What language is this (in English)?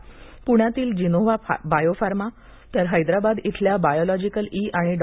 Marathi